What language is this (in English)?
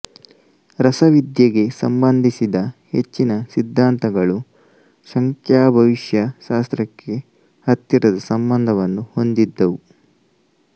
Kannada